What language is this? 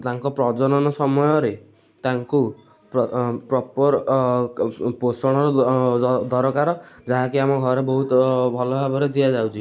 Odia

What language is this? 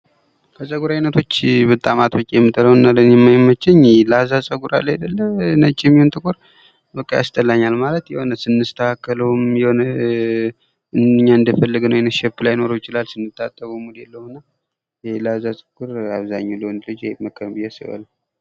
Amharic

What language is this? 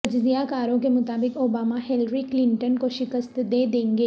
Urdu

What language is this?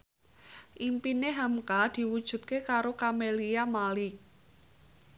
Javanese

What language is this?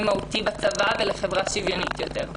Hebrew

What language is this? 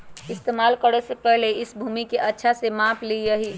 Magahi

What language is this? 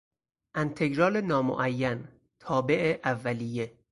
Persian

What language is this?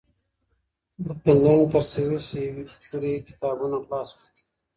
Pashto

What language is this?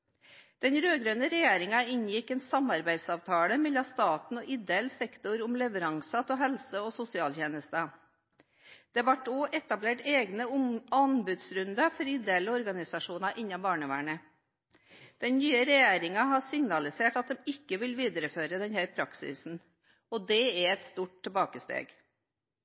Norwegian Bokmål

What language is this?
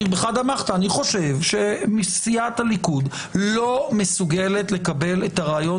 Hebrew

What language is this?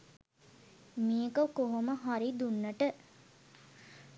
Sinhala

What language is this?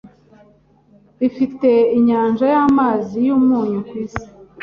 Kinyarwanda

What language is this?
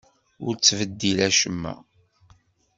Kabyle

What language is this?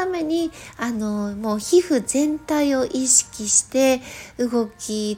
Japanese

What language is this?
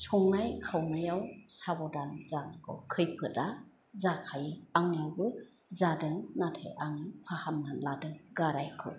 Bodo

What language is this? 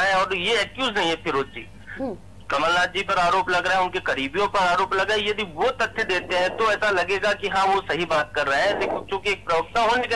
Hindi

